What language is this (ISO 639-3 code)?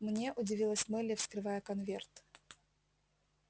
rus